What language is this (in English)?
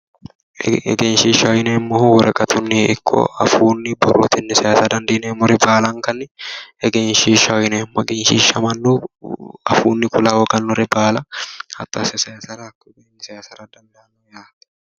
Sidamo